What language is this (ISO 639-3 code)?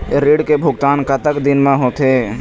hne